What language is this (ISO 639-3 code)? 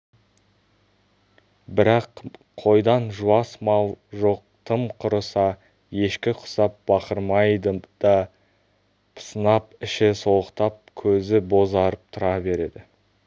kaz